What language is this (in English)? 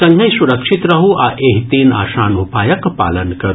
Maithili